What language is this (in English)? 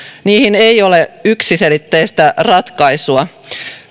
Finnish